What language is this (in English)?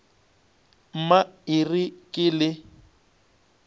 Northern Sotho